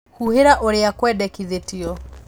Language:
Kikuyu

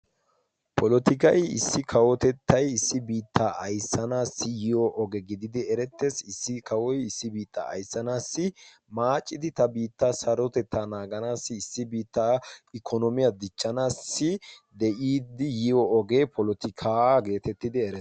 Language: Wolaytta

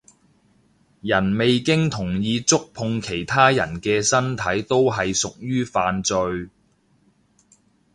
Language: Cantonese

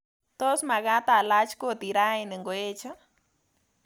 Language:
Kalenjin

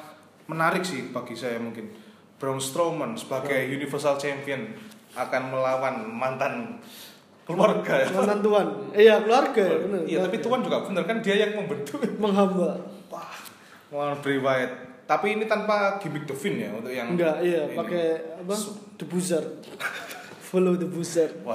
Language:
Indonesian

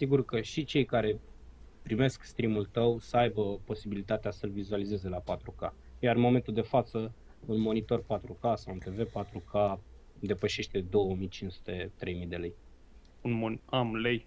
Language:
Romanian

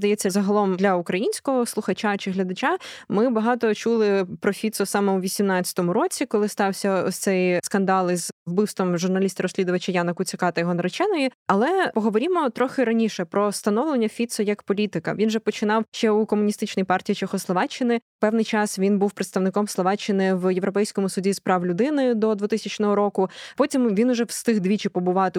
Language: Ukrainian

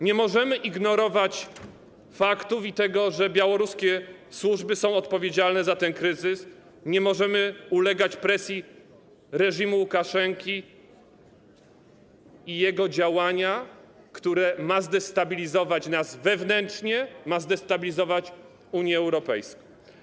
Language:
Polish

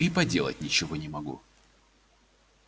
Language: Russian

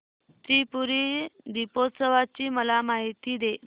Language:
Marathi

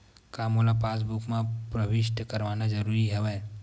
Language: Chhattisgarhi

